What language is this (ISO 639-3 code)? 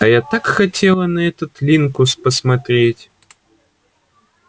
rus